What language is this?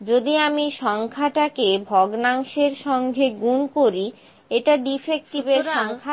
Bangla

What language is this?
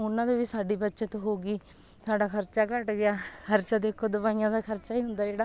Punjabi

